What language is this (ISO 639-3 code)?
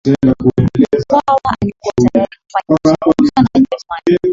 swa